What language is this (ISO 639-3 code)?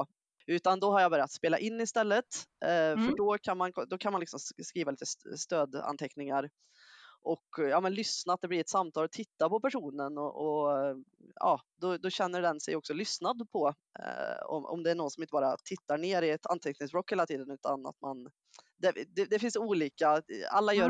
swe